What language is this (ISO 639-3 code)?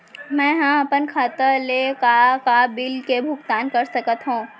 hne